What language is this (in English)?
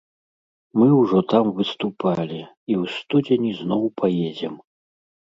Belarusian